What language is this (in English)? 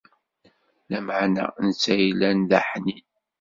Kabyle